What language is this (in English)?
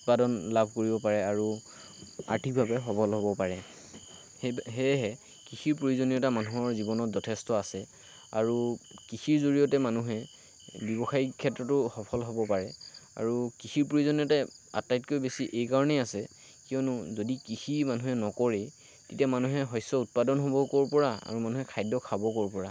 Assamese